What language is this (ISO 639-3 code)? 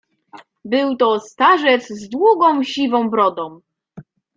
pol